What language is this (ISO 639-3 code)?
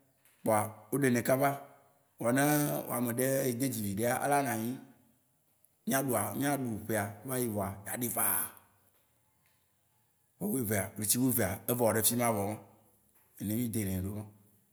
wci